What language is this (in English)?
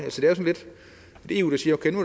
Danish